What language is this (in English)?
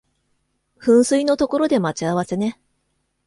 Japanese